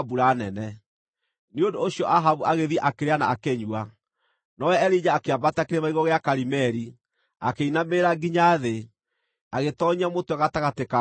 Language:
Kikuyu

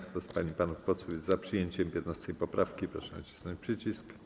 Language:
Polish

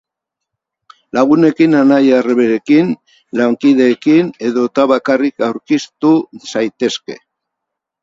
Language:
Basque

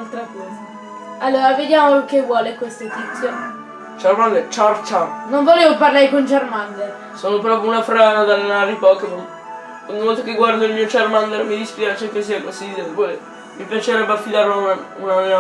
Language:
Italian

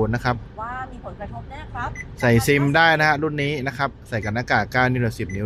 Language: Thai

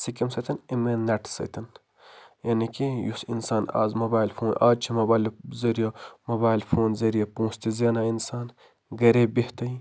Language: Kashmiri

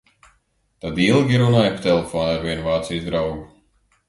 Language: Latvian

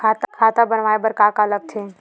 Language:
Chhattisgarhi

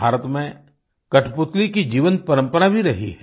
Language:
Hindi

